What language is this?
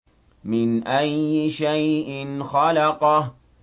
Arabic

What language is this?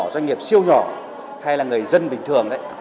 Vietnamese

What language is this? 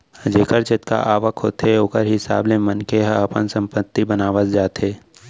Chhattisgarhi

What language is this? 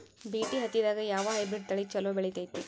Kannada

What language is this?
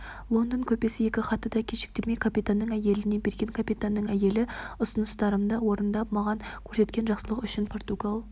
Kazakh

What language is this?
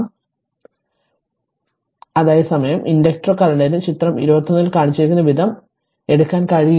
Malayalam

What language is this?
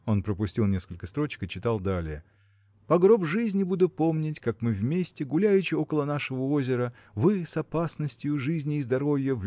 Russian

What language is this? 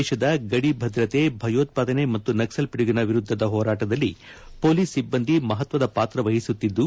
Kannada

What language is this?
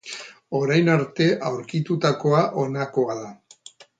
Basque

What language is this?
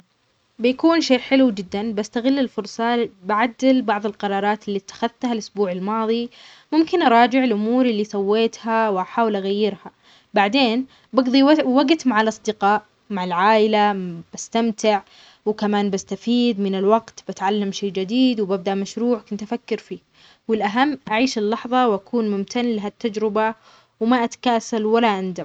Omani Arabic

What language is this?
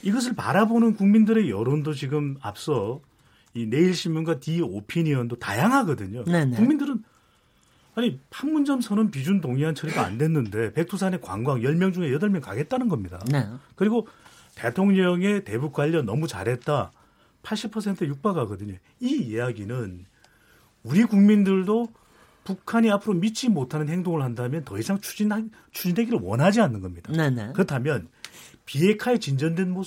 Korean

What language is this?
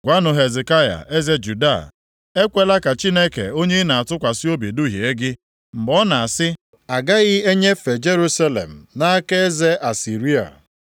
Igbo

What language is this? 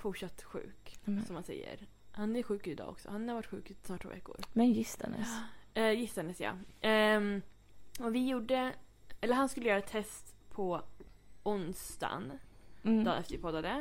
Swedish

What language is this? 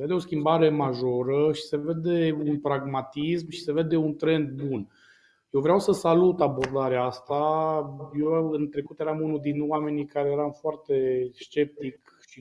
Romanian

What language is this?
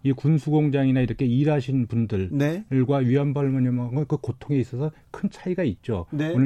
Korean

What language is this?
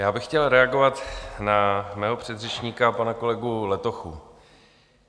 Czech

